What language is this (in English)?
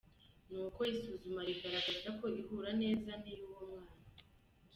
Kinyarwanda